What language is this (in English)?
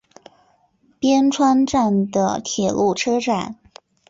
Chinese